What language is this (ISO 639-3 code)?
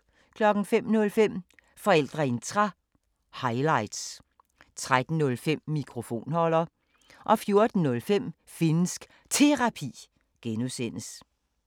dan